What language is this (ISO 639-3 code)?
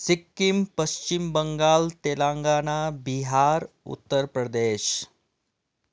nep